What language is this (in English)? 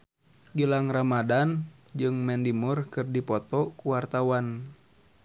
Sundanese